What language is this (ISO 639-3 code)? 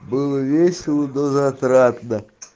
rus